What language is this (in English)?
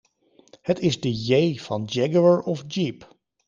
Dutch